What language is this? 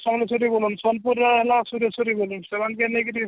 Odia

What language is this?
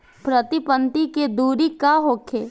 Bhojpuri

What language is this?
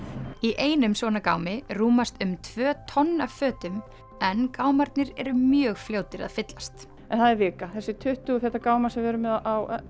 Icelandic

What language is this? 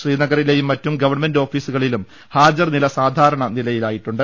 Malayalam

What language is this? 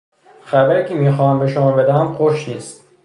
Persian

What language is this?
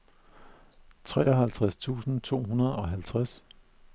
Danish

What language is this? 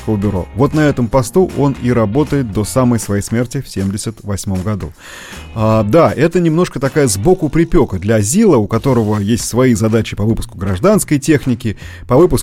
Russian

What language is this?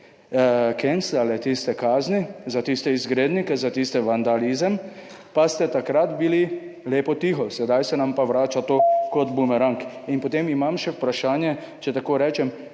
Slovenian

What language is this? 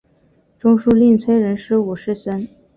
Chinese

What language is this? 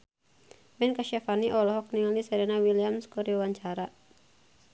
Sundanese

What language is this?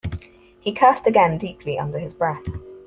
English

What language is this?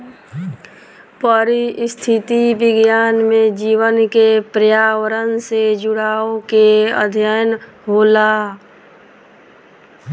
Bhojpuri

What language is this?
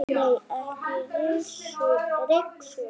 Icelandic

